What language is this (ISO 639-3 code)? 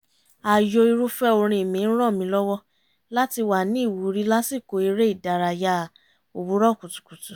yor